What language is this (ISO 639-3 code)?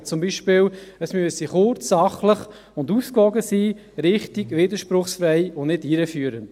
gsw